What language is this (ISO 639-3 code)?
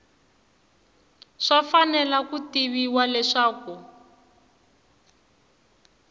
tso